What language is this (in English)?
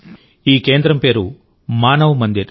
Telugu